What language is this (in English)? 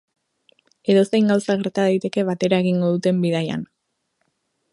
Basque